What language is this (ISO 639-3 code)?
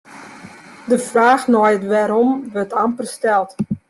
fry